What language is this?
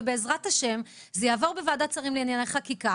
Hebrew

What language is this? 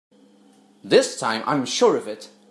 English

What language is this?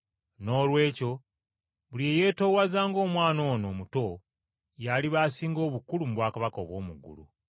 Ganda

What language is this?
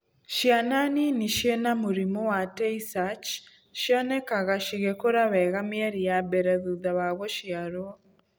Kikuyu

